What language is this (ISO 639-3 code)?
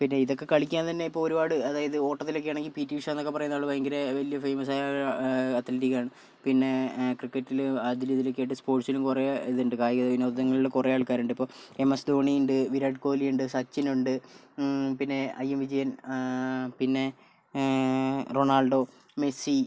mal